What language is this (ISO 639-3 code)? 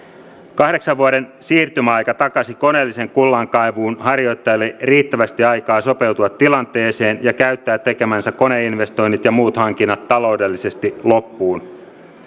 fin